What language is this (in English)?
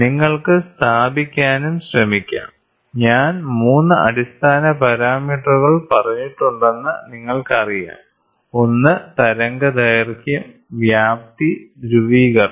Malayalam